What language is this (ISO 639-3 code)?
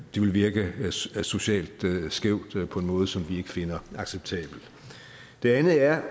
dan